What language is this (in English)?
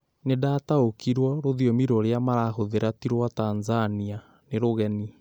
Kikuyu